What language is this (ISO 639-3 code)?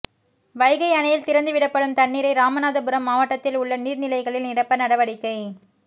tam